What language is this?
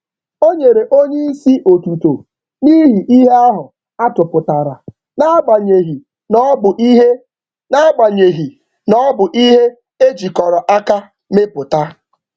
Igbo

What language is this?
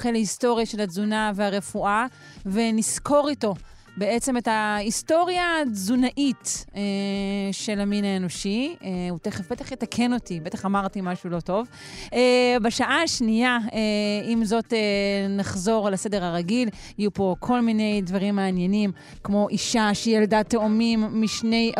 Hebrew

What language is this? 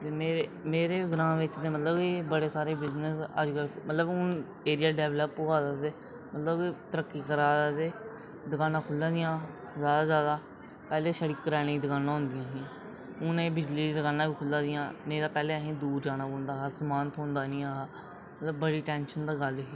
Dogri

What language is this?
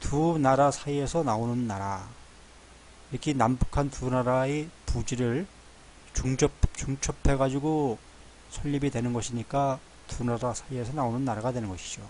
Korean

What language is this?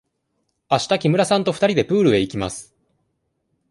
Japanese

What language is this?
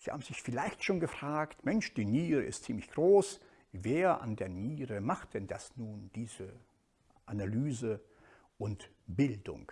German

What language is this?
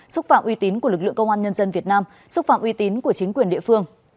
Vietnamese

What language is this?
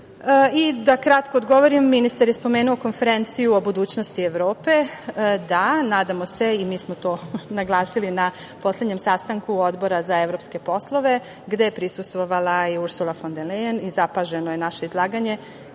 Serbian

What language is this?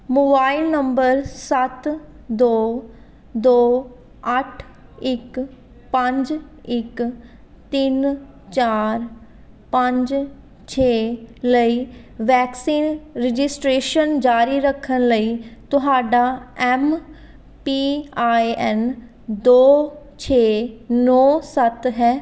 Punjabi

